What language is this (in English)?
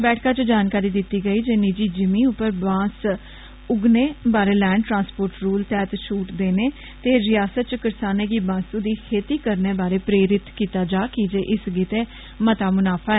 Dogri